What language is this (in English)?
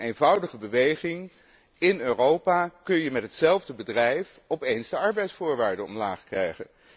Dutch